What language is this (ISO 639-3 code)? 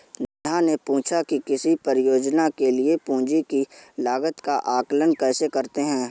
hin